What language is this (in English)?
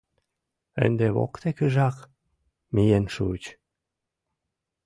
Mari